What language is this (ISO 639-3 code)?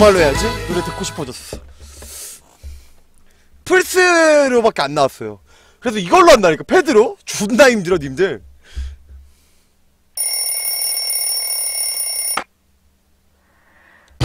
kor